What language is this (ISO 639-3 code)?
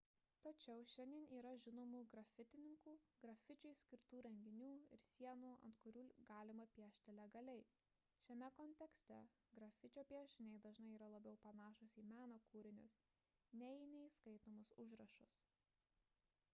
lit